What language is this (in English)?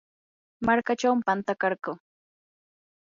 Yanahuanca Pasco Quechua